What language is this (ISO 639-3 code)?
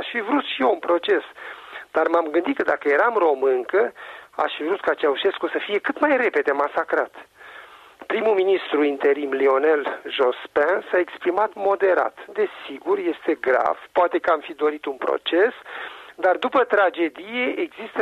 ron